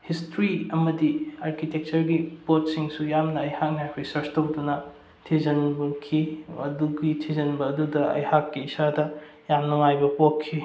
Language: Manipuri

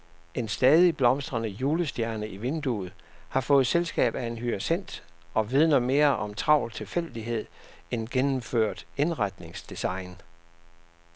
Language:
Danish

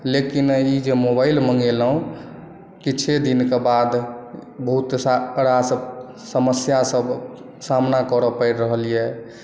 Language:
Maithili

